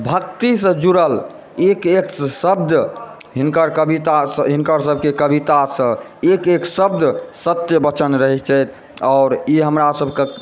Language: Maithili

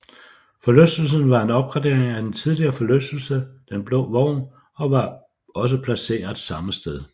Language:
Danish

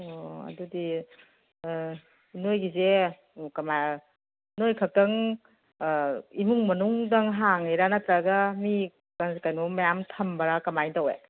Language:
Manipuri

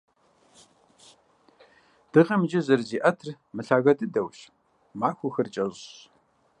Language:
Kabardian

